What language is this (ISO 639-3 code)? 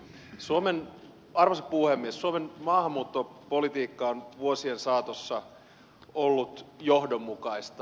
fin